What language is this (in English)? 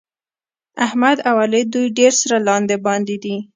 Pashto